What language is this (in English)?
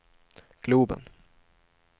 Swedish